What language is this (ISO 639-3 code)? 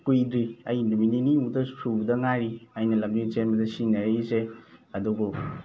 mni